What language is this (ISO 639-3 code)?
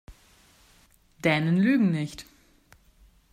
deu